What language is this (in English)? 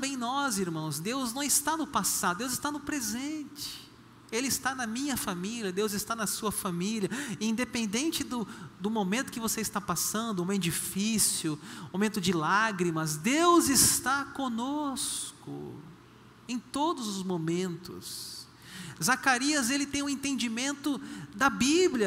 Portuguese